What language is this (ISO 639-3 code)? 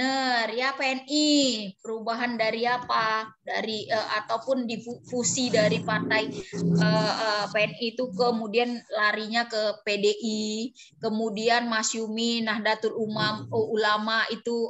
ind